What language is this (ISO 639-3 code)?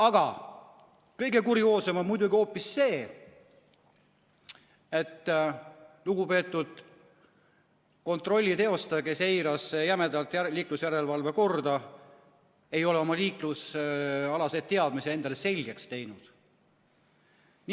est